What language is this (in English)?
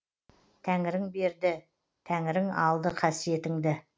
Kazakh